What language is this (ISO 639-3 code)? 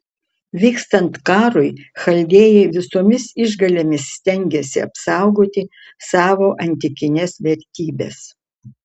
lit